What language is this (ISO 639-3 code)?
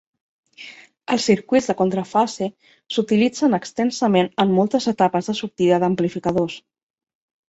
cat